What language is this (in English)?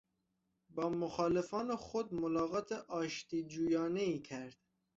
Persian